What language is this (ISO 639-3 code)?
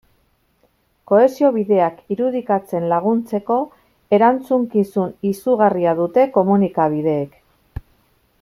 eus